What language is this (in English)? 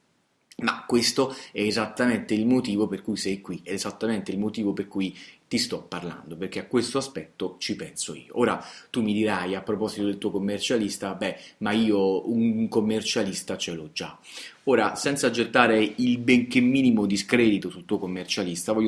Italian